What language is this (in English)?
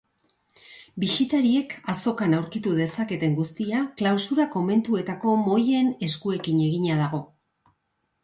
Basque